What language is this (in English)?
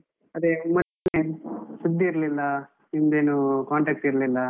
Kannada